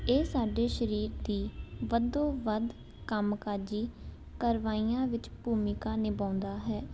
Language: Punjabi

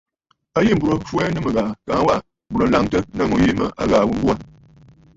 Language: Bafut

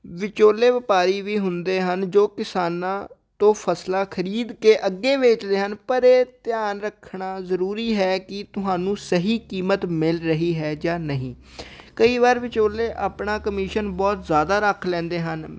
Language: Punjabi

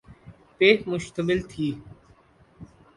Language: Urdu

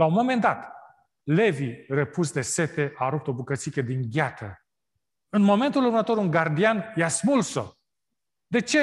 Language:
Romanian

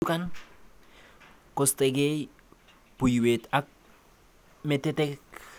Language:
Kalenjin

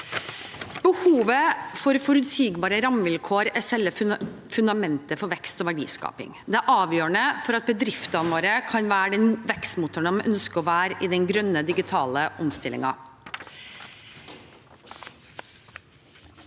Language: Norwegian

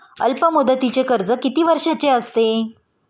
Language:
Marathi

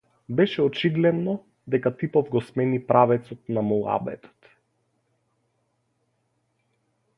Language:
Macedonian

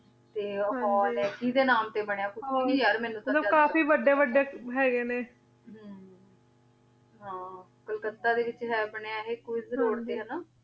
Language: Punjabi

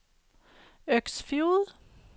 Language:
Norwegian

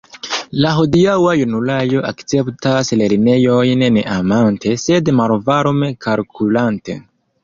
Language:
Esperanto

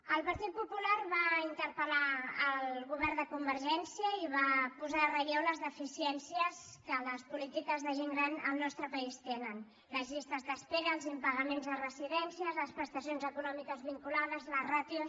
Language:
Catalan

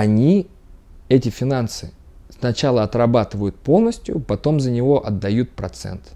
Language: Russian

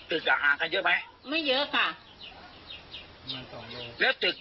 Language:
Thai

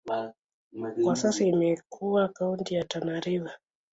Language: Swahili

